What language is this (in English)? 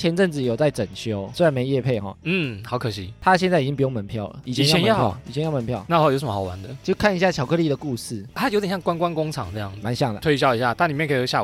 Chinese